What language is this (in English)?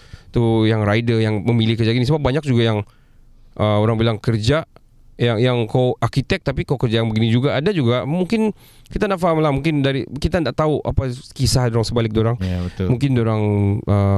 Malay